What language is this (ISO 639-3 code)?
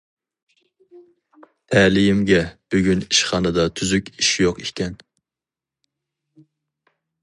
uig